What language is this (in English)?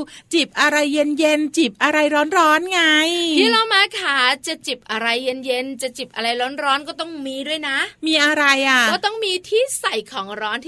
Thai